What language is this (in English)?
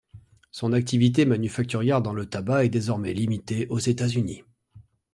French